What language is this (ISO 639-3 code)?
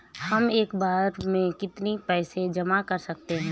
hin